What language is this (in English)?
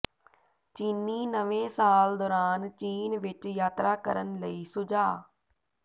Punjabi